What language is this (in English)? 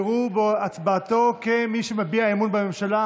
Hebrew